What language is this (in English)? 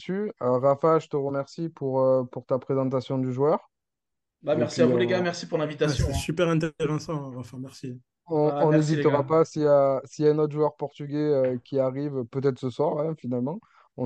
French